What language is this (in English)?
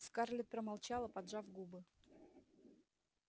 Russian